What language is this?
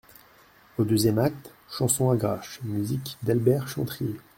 French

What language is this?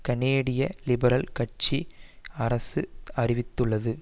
Tamil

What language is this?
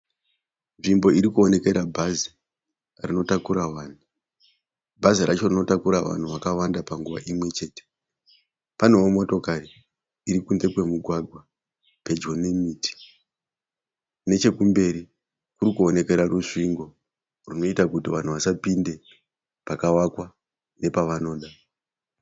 Shona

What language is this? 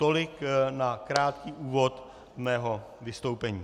Czech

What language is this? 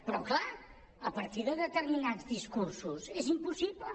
Catalan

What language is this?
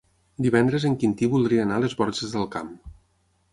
Catalan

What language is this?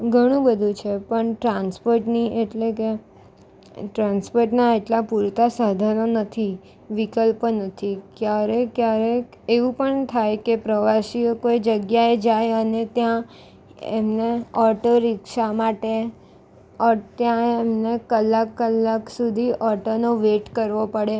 Gujarati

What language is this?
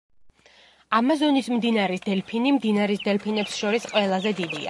Georgian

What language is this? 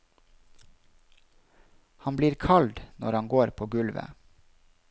Norwegian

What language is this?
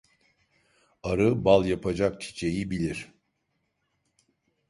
Turkish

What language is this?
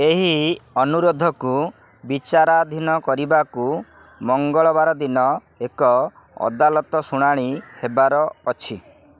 Odia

